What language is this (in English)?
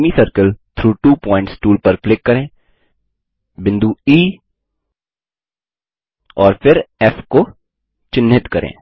Hindi